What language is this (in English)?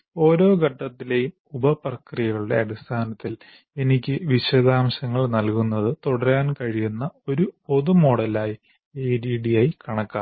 Malayalam